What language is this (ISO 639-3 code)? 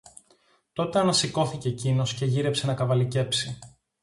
ell